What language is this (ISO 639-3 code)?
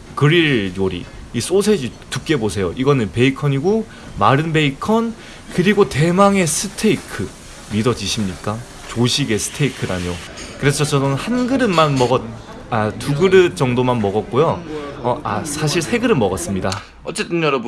kor